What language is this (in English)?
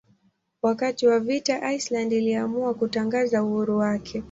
Swahili